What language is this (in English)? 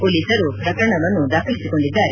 Kannada